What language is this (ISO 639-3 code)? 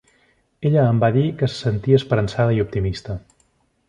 cat